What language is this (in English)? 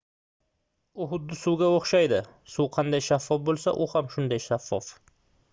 Uzbek